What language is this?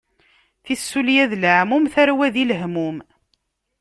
Kabyle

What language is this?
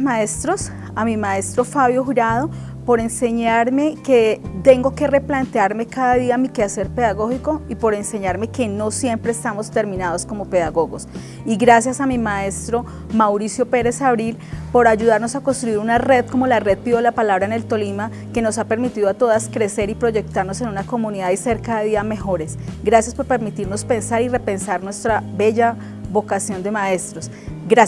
Spanish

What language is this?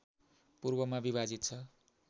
Nepali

